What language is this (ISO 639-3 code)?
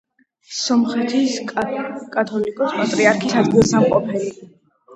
kat